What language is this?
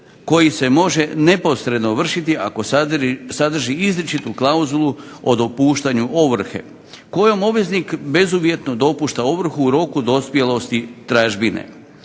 Croatian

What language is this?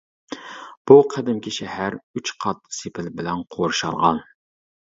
Uyghur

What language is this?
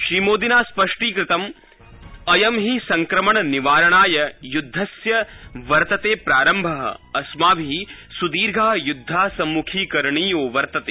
Sanskrit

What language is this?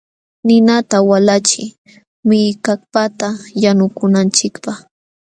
Jauja Wanca Quechua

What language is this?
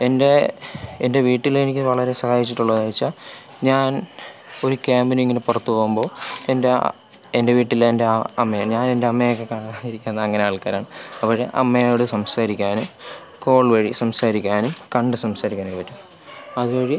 Malayalam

